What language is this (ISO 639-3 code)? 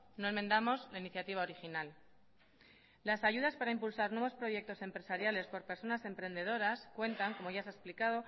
spa